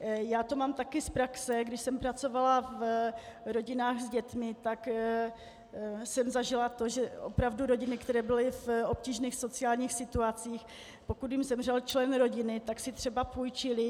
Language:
Czech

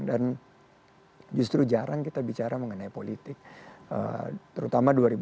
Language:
Indonesian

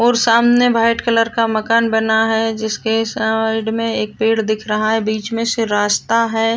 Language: Marwari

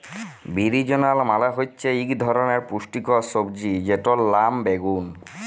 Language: Bangla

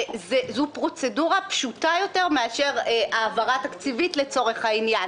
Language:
Hebrew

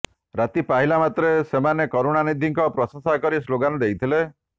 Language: Odia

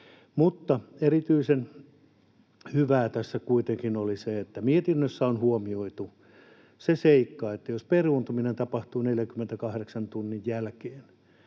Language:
Finnish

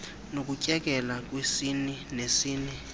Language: Xhosa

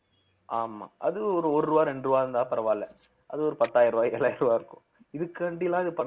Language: Tamil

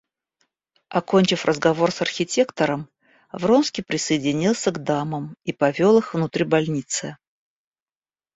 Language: Russian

